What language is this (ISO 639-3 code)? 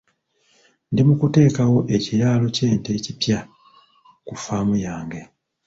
lug